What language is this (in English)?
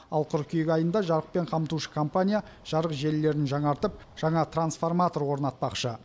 Kazakh